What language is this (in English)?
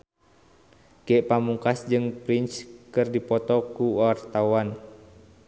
Sundanese